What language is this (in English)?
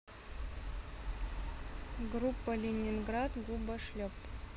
Russian